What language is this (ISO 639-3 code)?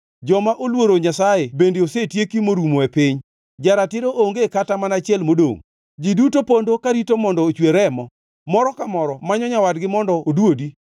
luo